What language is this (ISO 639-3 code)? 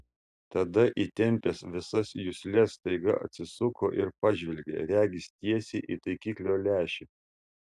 lit